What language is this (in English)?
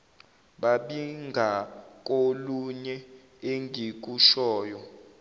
Zulu